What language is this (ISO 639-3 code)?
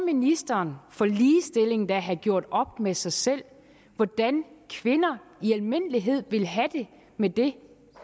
dan